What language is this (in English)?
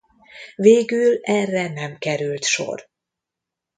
Hungarian